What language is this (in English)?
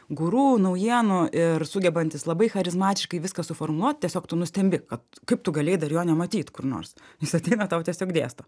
Lithuanian